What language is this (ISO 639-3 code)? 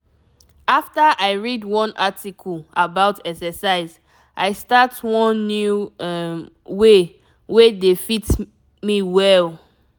pcm